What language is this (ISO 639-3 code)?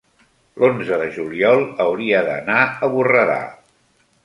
cat